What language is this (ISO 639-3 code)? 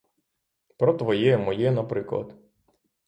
ukr